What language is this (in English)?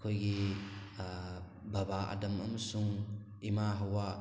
Manipuri